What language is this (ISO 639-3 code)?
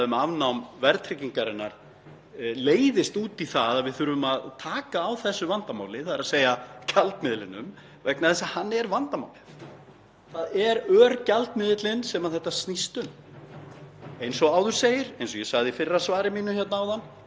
isl